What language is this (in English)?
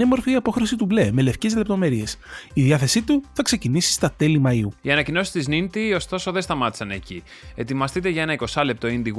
Greek